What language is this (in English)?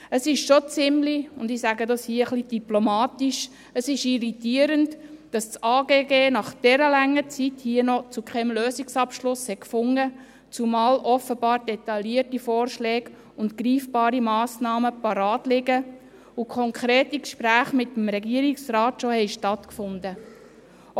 Swiss German